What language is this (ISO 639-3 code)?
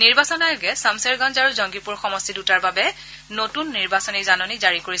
asm